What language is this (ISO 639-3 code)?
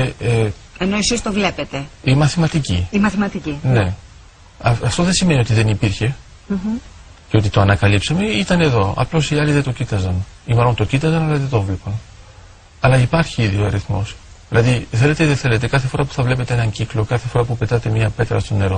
ell